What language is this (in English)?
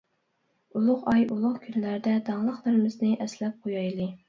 Uyghur